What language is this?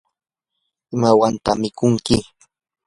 Yanahuanca Pasco Quechua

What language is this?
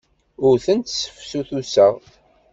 Kabyle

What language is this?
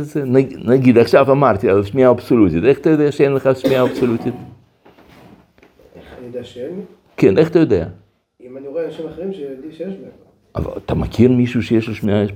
Hebrew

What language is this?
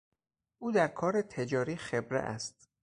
Persian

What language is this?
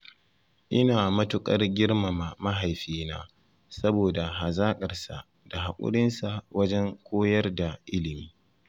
Hausa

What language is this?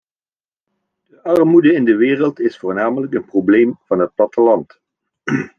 Dutch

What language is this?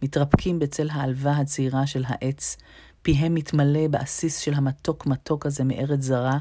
Hebrew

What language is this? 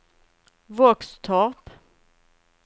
Swedish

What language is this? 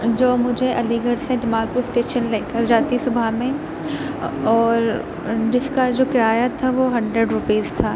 Urdu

